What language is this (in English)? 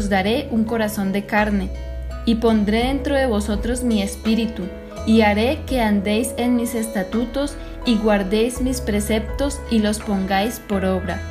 Spanish